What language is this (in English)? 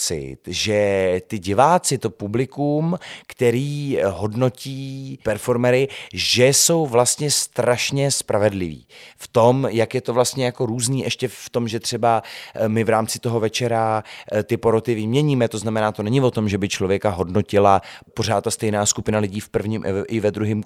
Czech